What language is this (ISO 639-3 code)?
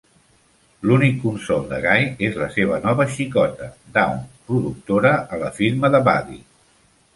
cat